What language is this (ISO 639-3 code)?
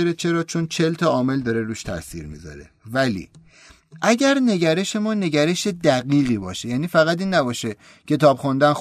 fas